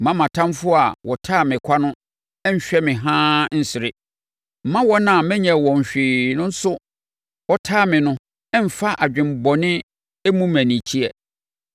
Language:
Akan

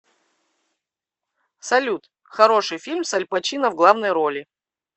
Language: Russian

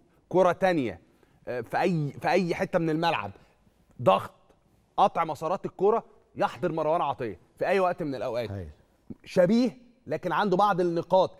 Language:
Arabic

